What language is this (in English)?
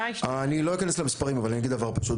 Hebrew